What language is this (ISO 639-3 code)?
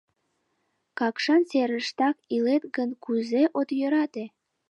chm